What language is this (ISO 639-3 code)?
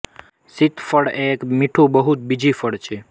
guj